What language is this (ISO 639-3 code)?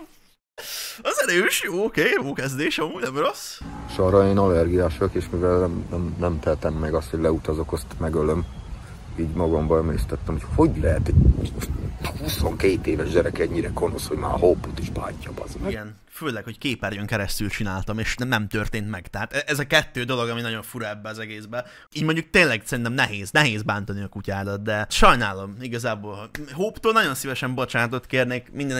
hun